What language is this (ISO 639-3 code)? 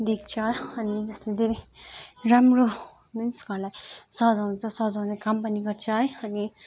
nep